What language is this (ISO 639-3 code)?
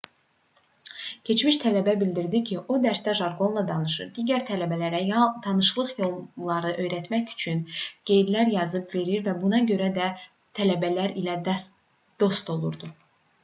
aze